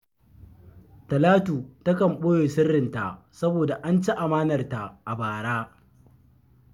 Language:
Hausa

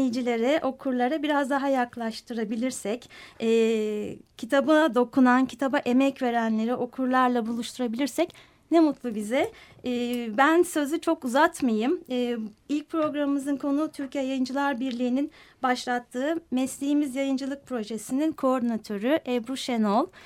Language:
Turkish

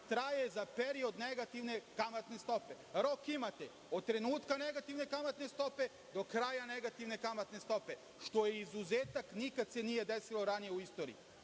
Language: Serbian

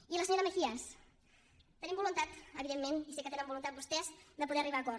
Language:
Catalan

